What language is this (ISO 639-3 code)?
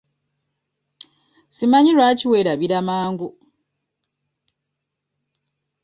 lug